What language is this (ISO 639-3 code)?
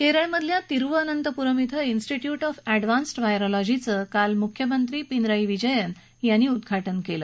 mar